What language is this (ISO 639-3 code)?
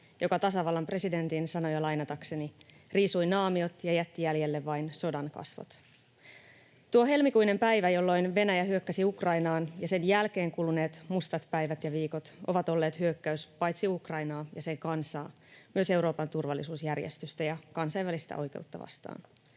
fin